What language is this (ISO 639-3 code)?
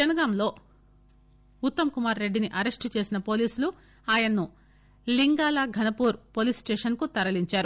tel